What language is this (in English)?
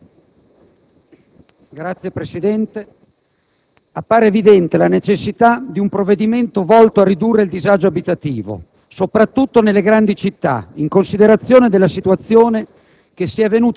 Italian